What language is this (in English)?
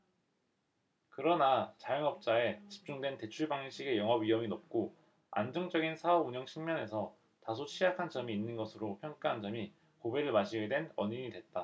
Korean